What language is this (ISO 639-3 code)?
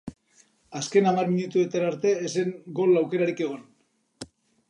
eus